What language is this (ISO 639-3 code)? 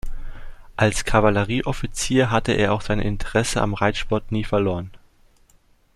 deu